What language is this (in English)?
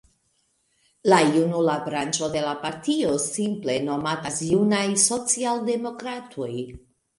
Esperanto